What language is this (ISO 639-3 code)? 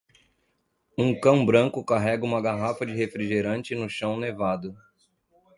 por